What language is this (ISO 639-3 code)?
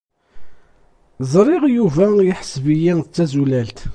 kab